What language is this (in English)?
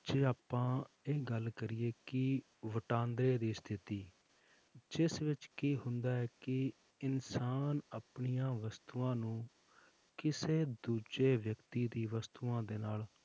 Punjabi